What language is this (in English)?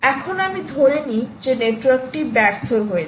Bangla